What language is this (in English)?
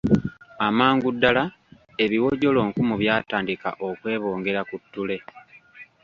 Ganda